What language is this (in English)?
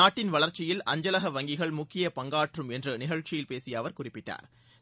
Tamil